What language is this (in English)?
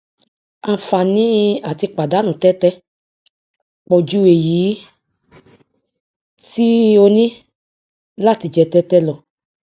Yoruba